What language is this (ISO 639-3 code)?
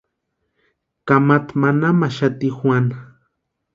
pua